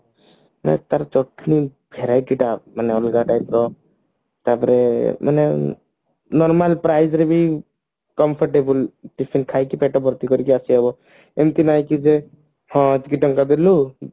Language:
Odia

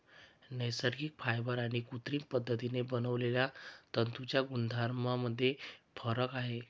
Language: Marathi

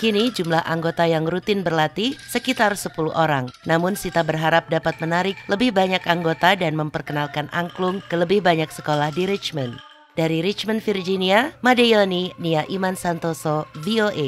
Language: Indonesian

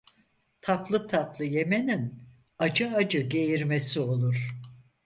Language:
Turkish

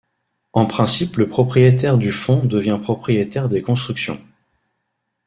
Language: French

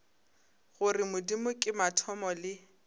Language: Northern Sotho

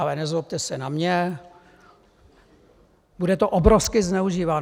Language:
Czech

